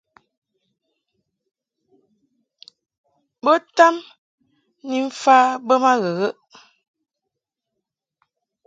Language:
Mungaka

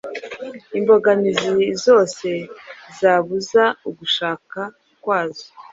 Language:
Kinyarwanda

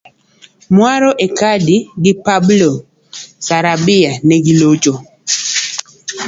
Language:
Luo (Kenya and Tanzania)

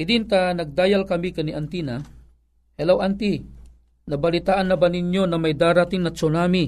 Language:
Filipino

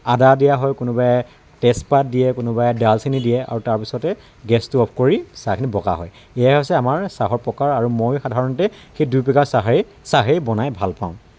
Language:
Assamese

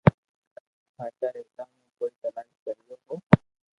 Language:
Loarki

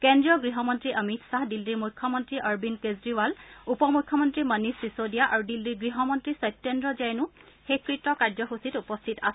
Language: Assamese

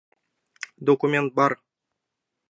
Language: Mari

